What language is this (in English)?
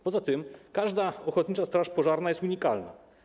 Polish